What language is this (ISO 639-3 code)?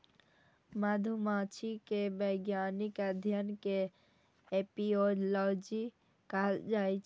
mai